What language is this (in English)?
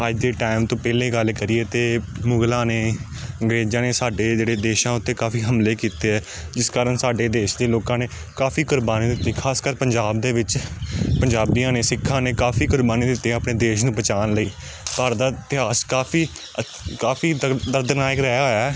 Punjabi